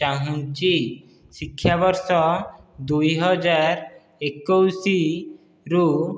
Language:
Odia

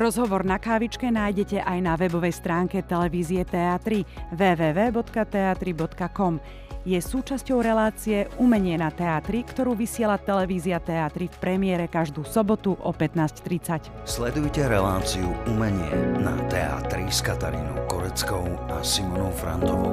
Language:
Slovak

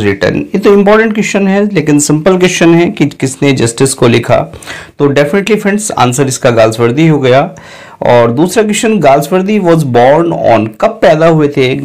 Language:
Hindi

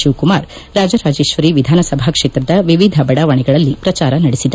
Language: Kannada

